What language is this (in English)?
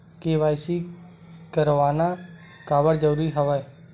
Chhattisgarhi